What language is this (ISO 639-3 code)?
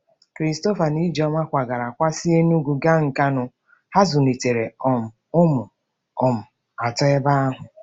ibo